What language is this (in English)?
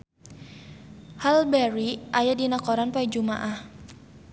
Sundanese